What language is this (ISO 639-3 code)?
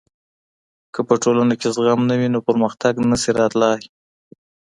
pus